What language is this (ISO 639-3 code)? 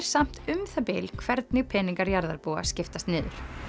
isl